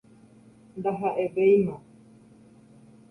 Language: Guarani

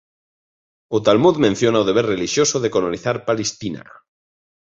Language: Galician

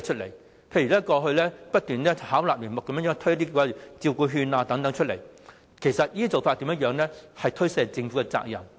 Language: Cantonese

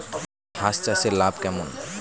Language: Bangla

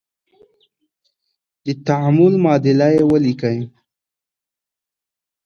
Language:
Pashto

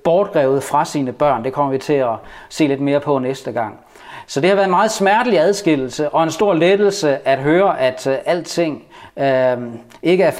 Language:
Danish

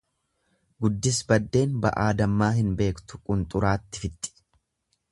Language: Oromo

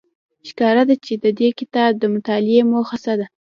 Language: Pashto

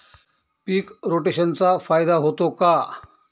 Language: Marathi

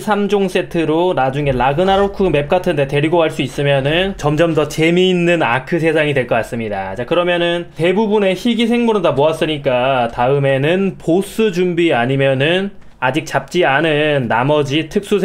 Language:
Korean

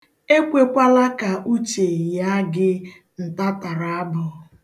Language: Igbo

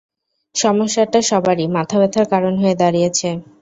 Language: Bangla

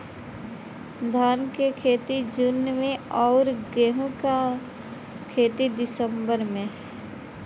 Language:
Bhojpuri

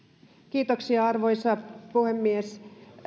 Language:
Finnish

